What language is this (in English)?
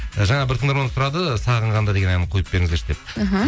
Kazakh